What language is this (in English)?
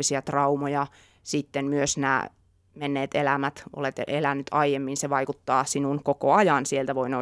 Finnish